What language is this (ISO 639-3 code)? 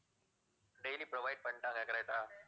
tam